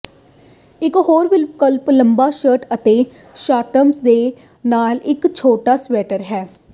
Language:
Punjabi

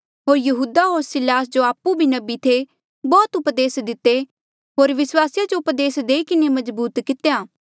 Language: Mandeali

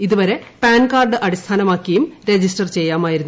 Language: Malayalam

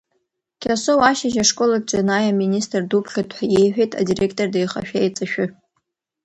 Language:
Abkhazian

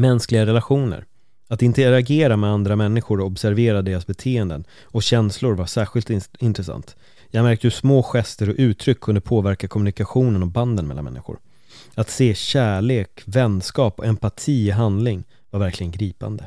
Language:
Swedish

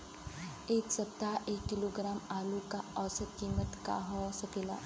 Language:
Bhojpuri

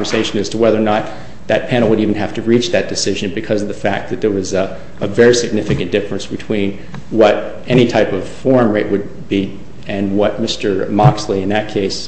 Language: English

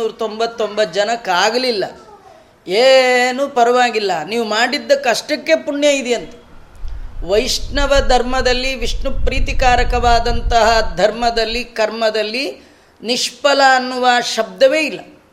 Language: Kannada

